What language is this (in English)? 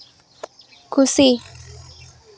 Santali